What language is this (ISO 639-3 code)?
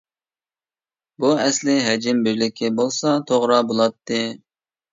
uig